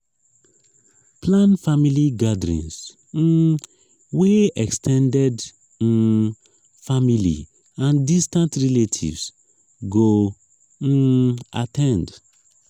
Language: Nigerian Pidgin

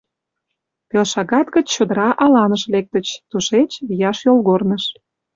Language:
Mari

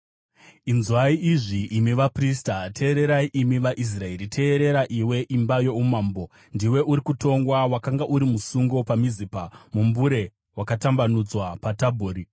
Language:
Shona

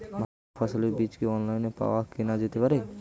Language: Bangla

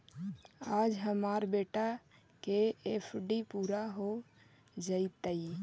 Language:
Magahi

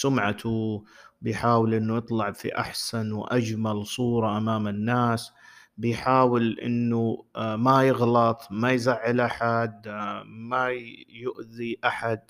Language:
Arabic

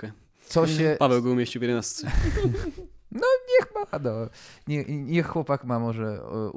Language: Polish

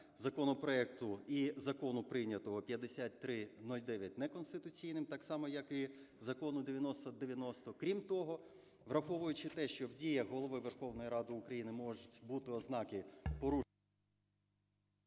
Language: Ukrainian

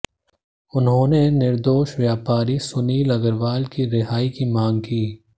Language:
Hindi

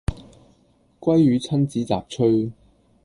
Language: Cantonese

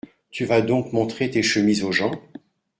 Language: French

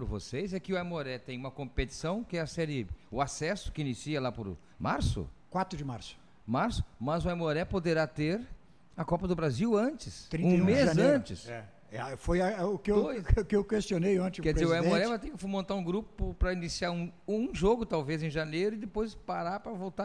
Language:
Portuguese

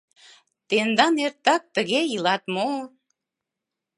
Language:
Mari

